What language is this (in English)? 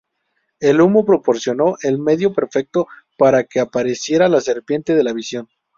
Spanish